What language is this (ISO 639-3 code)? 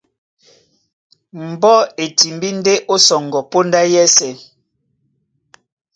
dua